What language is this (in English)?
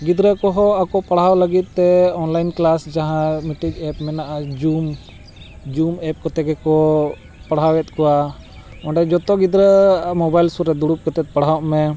Santali